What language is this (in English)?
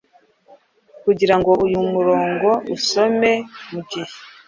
Kinyarwanda